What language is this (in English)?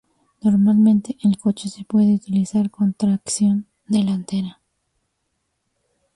Spanish